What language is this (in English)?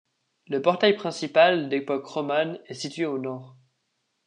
French